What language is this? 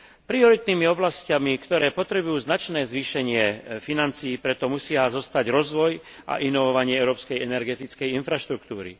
Slovak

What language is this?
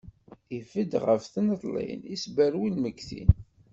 Kabyle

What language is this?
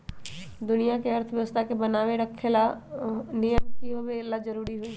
Magahi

